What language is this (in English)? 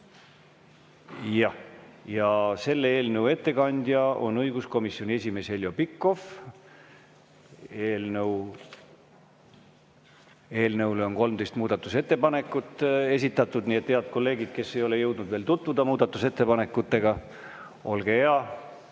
Estonian